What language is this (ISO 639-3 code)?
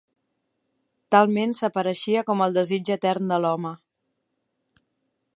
cat